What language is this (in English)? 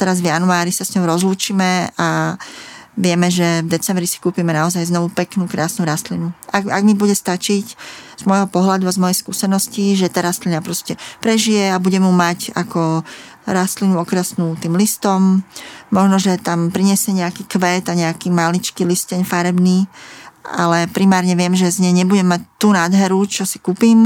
Slovak